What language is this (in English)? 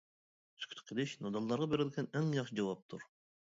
Uyghur